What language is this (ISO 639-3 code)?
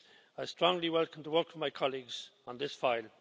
eng